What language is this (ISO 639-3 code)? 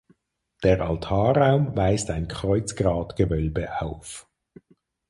deu